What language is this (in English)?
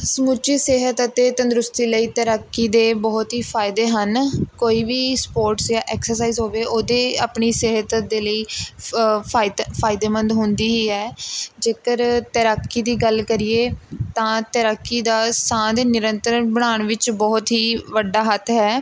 Punjabi